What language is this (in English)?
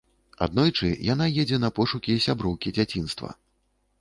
Belarusian